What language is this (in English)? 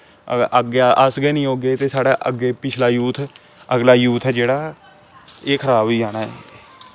Dogri